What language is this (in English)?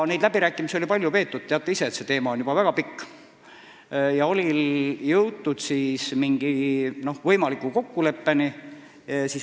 Estonian